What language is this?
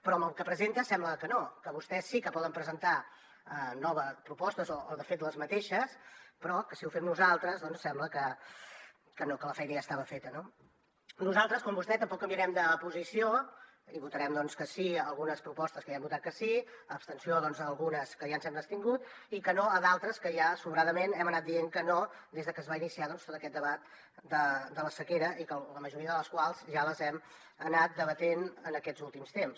Catalan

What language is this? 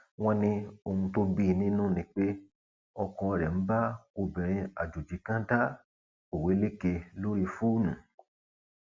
Yoruba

